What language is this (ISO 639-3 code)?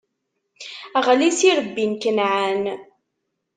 kab